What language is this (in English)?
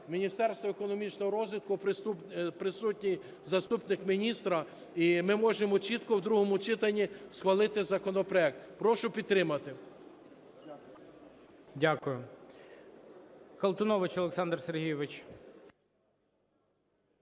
Ukrainian